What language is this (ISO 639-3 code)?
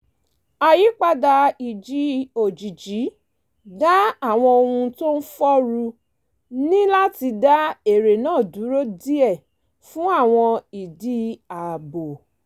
yor